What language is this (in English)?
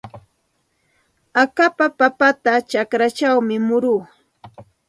Santa Ana de Tusi Pasco Quechua